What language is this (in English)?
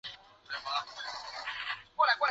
Chinese